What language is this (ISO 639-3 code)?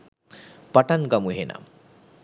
sin